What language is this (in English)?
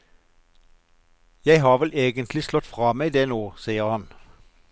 Norwegian